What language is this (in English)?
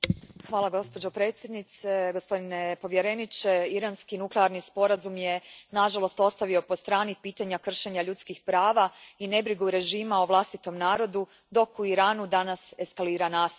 Croatian